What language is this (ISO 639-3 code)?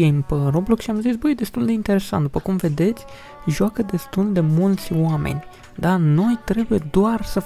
ron